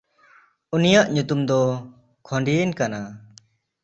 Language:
Santali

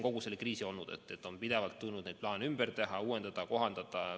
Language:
Estonian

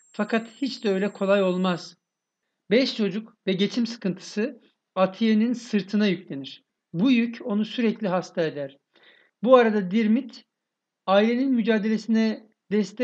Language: Turkish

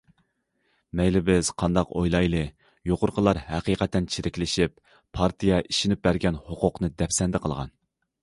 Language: Uyghur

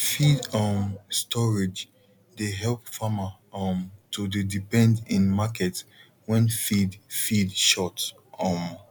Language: Nigerian Pidgin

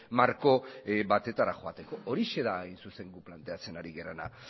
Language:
Basque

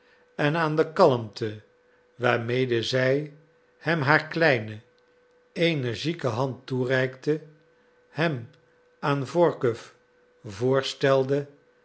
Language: Dutch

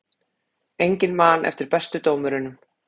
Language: Icelandic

